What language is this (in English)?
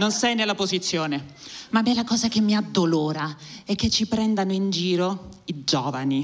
Italian